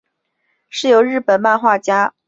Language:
Chinese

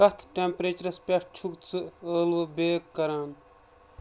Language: Kashmiri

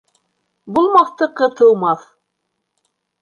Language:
Bashkir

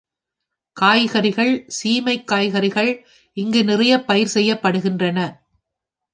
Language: Tamil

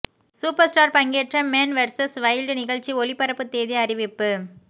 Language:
Tamil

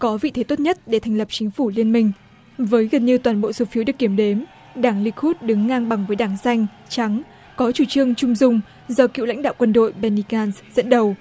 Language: Vietnamese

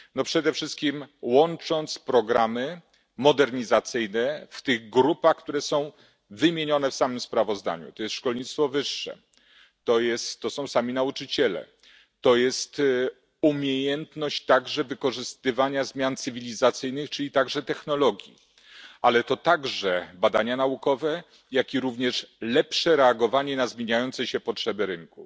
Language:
Polish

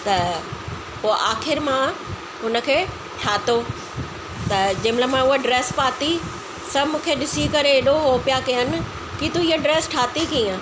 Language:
Sindhi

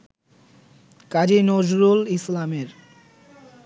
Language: Bangla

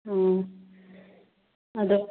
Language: Manipuri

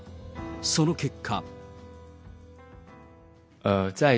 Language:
Japanese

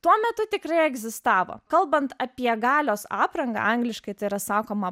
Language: Lithuanian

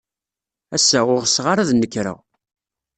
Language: Kabyle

